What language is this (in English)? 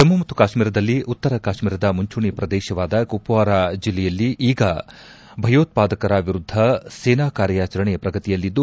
Kannada